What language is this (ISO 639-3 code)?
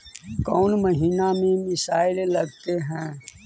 mag